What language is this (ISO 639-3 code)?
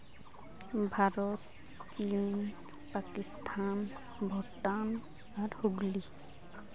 sat